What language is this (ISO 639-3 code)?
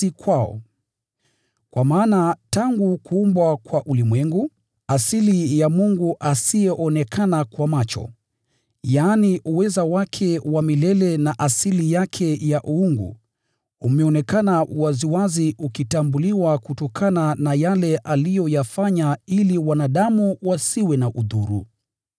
swa